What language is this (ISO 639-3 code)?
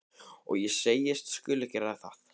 isl